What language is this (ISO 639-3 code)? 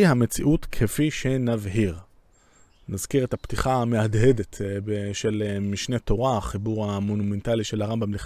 heb